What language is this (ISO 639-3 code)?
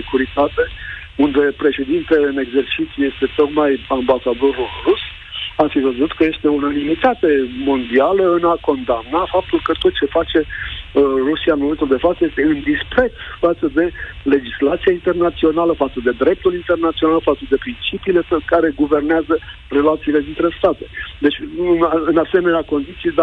ron